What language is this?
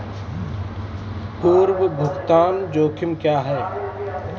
Hindi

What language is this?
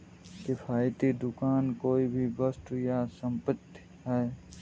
Hindi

